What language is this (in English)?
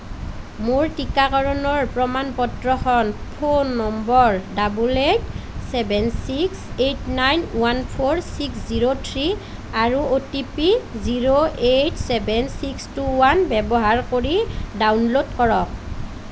Assamese